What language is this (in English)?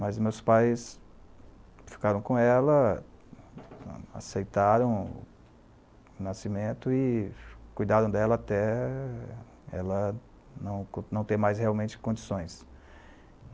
Portuguese